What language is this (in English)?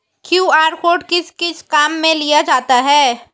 Hindi